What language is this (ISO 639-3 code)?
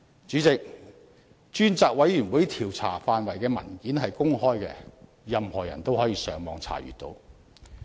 yue